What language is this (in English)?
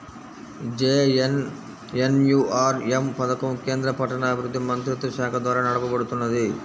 Telugu